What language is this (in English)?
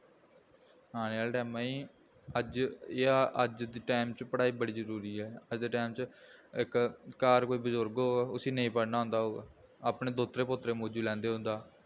Dogri